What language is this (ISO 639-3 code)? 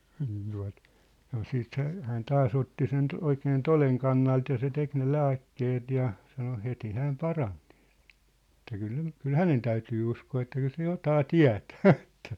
fin